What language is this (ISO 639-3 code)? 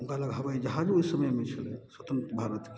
mai